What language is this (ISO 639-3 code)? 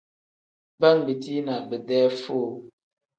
kdh